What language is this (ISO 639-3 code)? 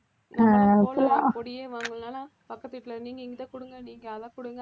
tam